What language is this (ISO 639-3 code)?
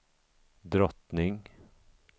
swe